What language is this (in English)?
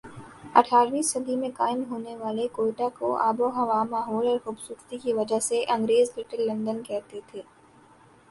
Urdu